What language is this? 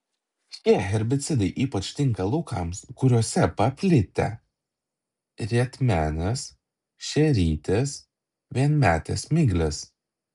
Lithuanian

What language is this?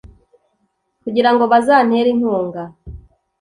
Kinyarwanda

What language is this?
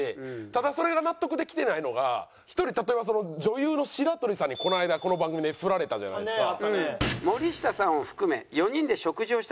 Japanese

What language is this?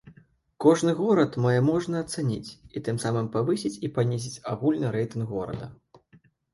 Belarusian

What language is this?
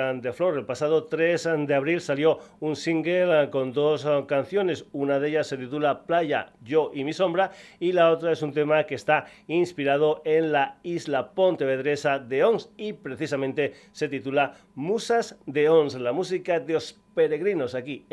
Spanish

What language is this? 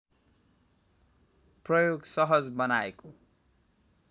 Nepali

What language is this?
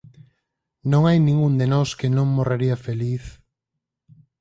Galician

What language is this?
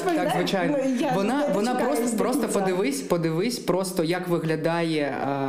Ukrainian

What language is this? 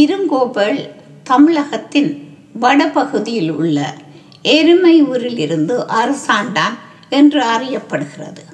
Tamil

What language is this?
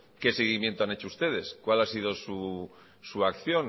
Spanish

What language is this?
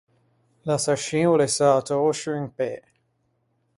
Ligurian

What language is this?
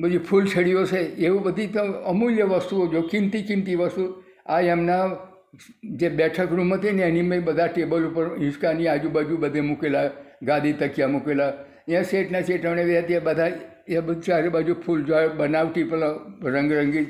Gujarati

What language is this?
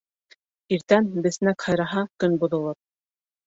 Bashkir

